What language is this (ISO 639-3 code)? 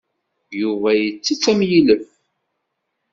kab